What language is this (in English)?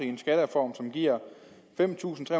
Danish